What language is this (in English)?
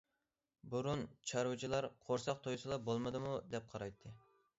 Uyghur